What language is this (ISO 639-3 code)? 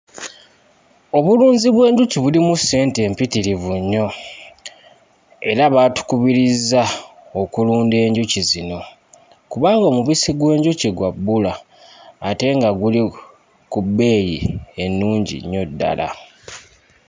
lug